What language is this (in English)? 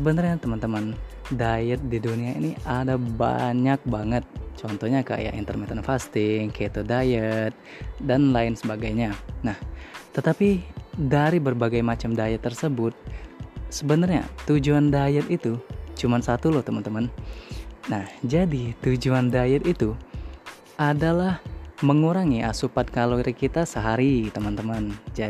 Indonesian